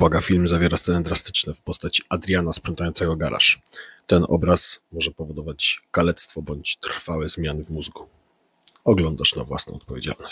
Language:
Polish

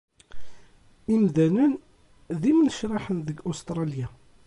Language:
Kabyle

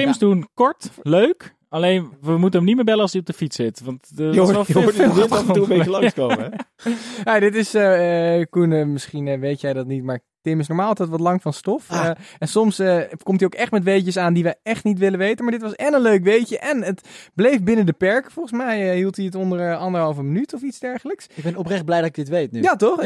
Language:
Dutch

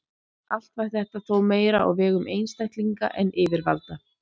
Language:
Icelandic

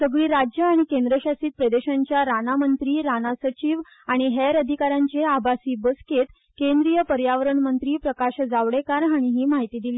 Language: Konkani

